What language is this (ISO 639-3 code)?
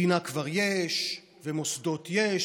heb